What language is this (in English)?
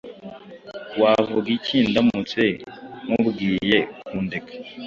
Kinyarwanda